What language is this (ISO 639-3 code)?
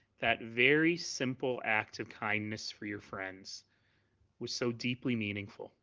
eng